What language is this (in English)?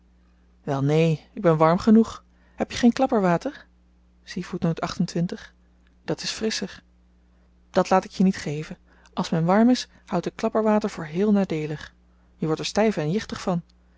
Dutch